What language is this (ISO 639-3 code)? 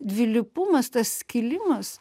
lit